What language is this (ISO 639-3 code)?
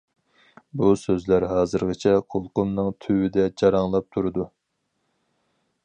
uig